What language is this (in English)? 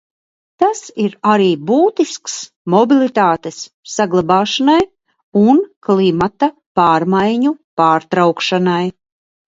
Latvian